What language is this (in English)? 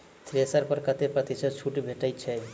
Maithili